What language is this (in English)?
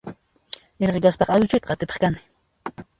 Puno Quechua